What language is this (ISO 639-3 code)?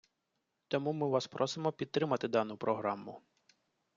ukr